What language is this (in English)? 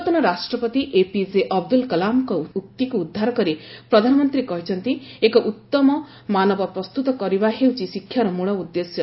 Odia